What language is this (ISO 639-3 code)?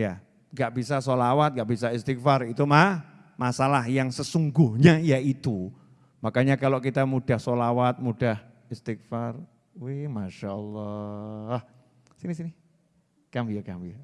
ind